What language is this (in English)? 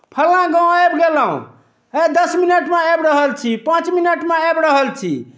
Maithili